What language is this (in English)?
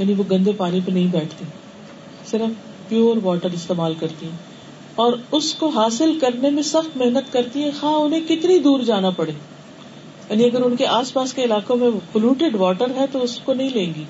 Urdu